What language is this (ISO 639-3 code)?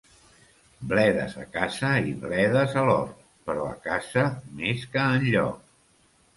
cat